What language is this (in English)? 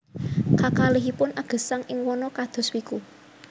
Javanese